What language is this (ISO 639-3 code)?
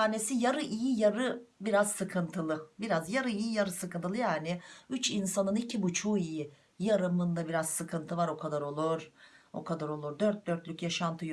tur